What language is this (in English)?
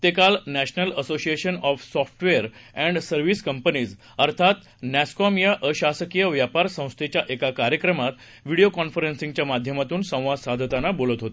Marathi